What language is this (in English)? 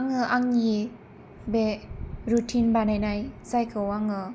Bodo